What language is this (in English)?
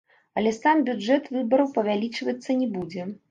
Belarusian